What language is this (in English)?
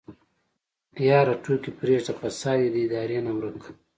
Pashto